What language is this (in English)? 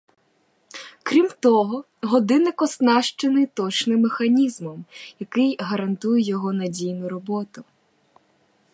Ukrainian